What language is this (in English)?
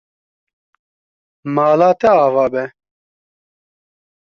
Kurdish